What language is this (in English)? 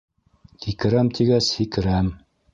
Bashkir